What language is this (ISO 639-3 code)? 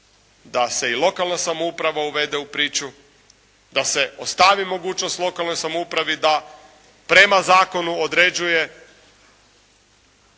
hrv